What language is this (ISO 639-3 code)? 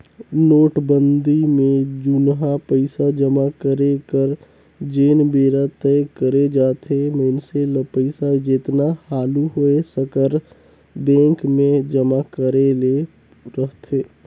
hne